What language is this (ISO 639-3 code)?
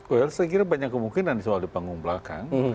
ind